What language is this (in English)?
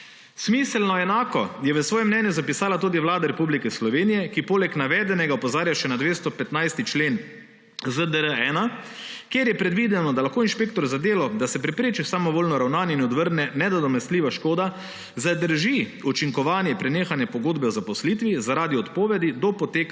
Slovenian